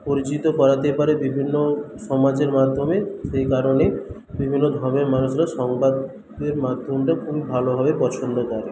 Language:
Bangla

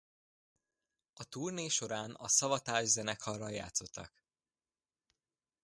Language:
Hungarian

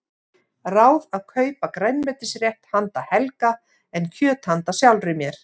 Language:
Icelandic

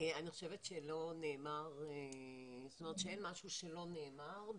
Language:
Hebrew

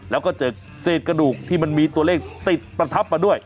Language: Thai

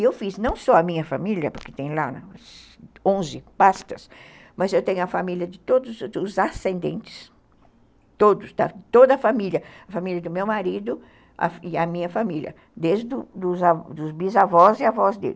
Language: Portuguese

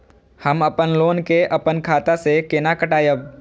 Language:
Maithili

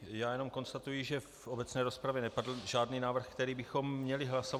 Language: Czech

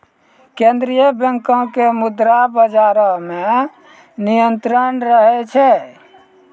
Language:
Maithili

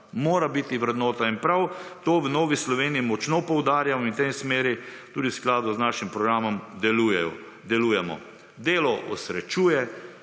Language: Slovenian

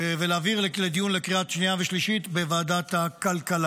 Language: Hebrew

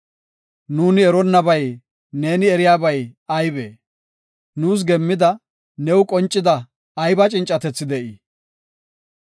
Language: Gofa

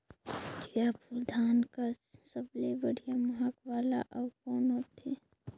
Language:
Chhattisgarhi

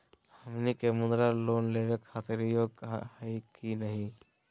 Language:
Magahi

